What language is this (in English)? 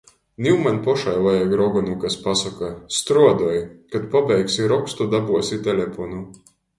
Latgalian